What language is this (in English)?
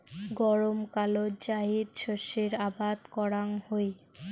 Bangla